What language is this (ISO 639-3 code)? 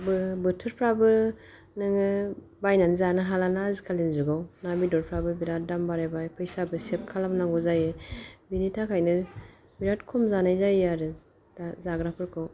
brx